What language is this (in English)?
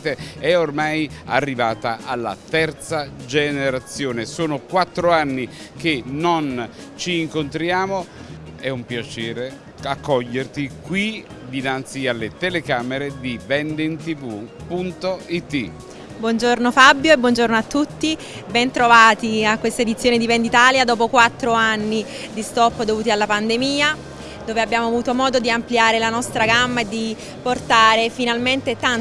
Italian